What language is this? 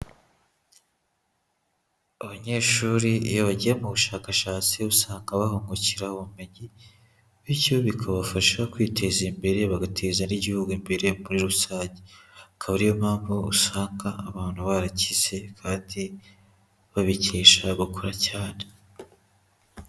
Kinyarwanda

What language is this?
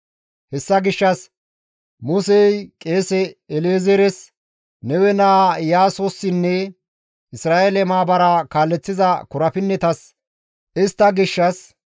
Gamo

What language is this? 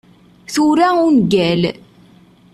Kabyle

